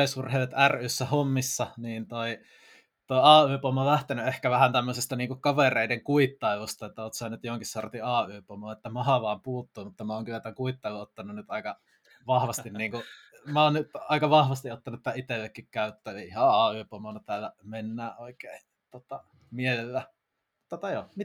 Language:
Finnish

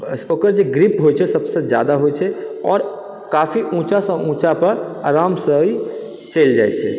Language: Maithili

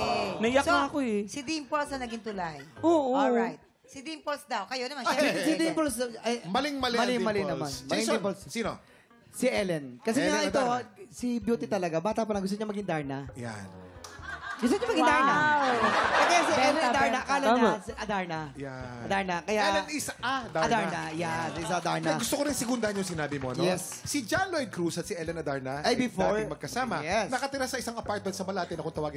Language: Filipino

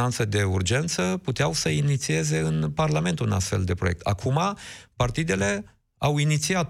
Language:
Romanian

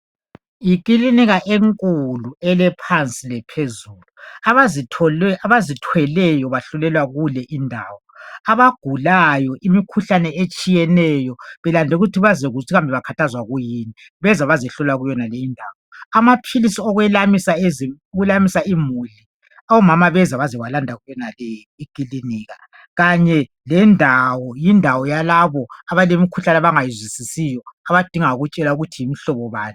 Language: North Ndebele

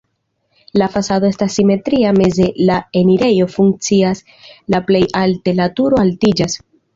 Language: Esperanto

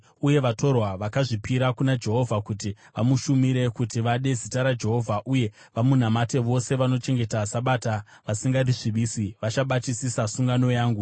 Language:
Shona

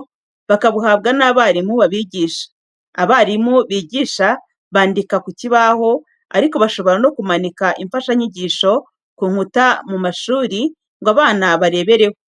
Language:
Kinyarwanda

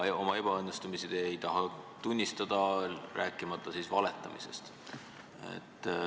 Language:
Estonian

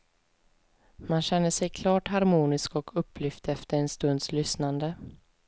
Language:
Swedish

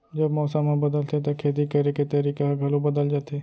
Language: Chhattisgarhi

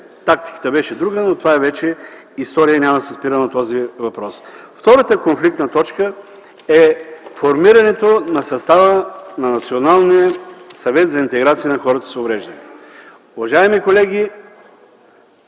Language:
Bulgarian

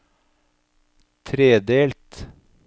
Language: Norwegian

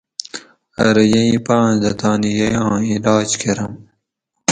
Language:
Gawri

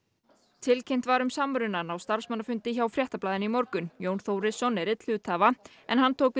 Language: Icelandic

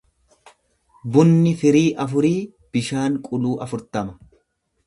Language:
Oromo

